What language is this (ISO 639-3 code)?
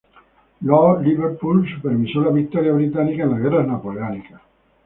spa